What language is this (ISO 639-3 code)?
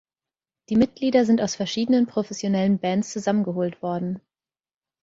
deu